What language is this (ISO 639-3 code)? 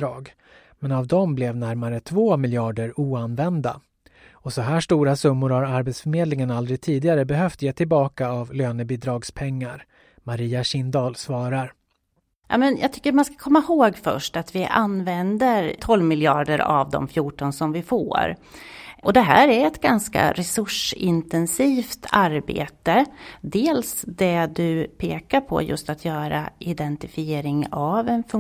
swe